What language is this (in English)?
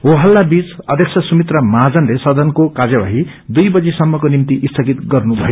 Nepali